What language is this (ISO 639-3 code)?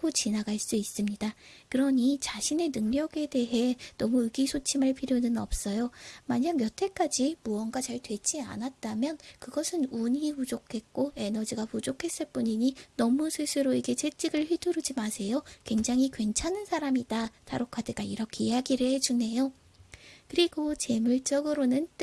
kor